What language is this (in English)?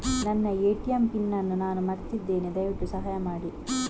Kannada